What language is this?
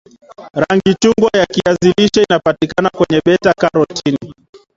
Swahili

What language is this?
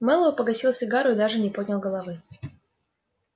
Russian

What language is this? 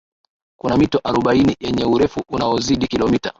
Swahili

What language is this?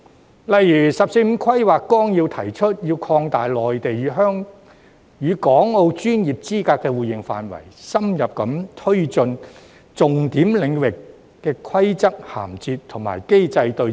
Cantonese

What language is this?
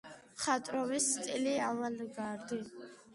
Georgian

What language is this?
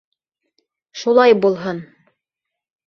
Bashkir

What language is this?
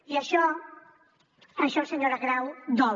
Catalan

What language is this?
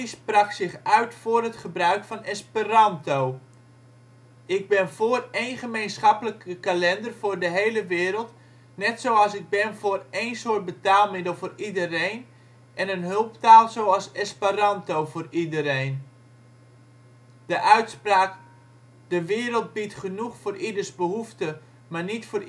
Dutch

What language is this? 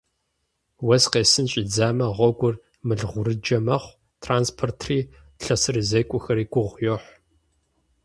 Kabardian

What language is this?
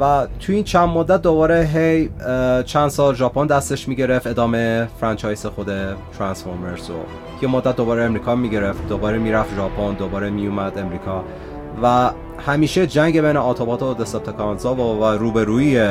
Persian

